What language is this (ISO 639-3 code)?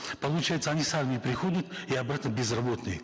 kaz